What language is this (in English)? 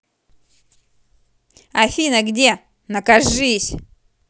Russian